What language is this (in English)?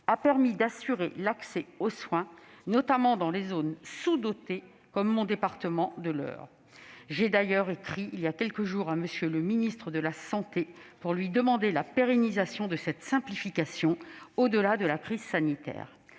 French